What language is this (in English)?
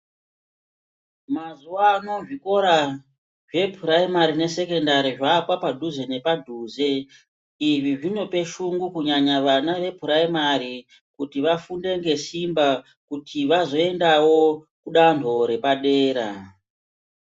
Ndau